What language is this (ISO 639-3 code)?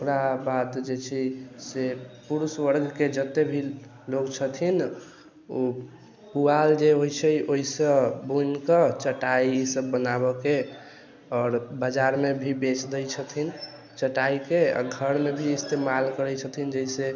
mai